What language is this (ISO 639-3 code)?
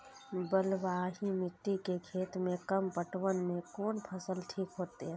mai